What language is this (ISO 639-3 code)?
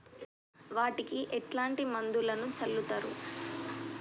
tel